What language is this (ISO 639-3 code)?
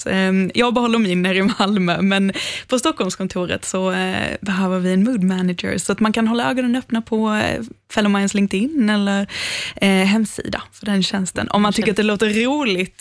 swe